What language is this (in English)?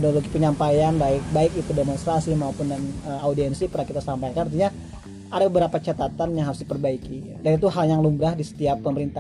Indonesian